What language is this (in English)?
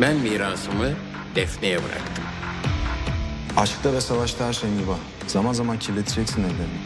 Turkish